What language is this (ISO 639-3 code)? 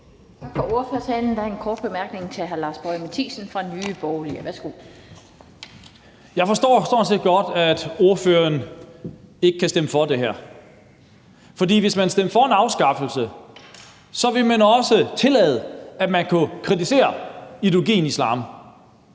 dan